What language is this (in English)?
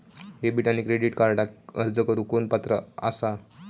Marathi